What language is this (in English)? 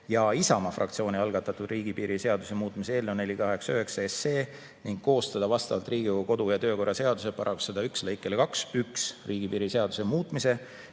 Estonian